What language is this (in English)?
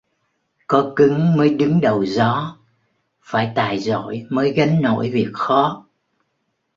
Vietnamese